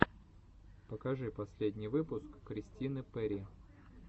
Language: Russian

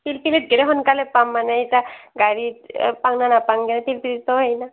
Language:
Assamese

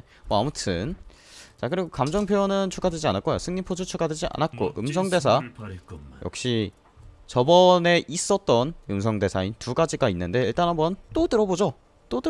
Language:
Korean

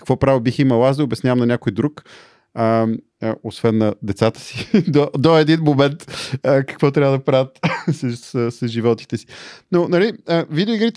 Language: Bulgarian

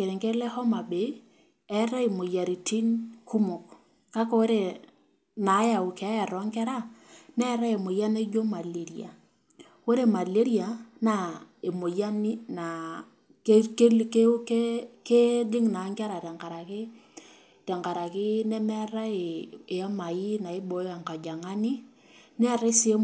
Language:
Masai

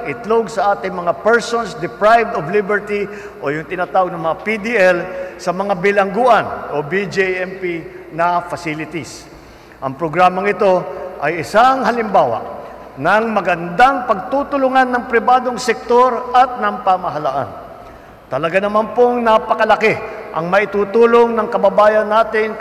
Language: Filipino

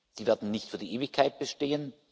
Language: German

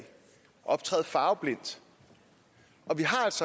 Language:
Danish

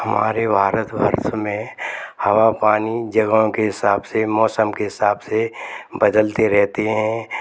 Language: Hindi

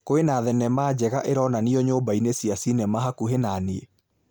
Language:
Kikuyu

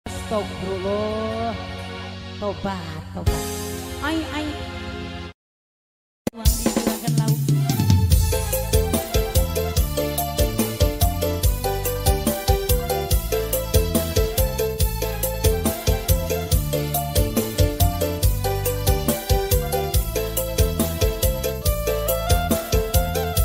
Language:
Indonesian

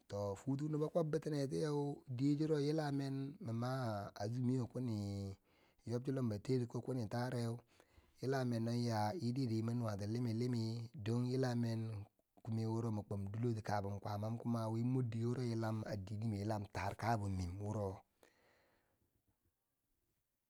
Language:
Bangwinji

